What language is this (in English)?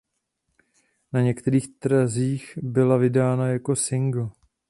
Czech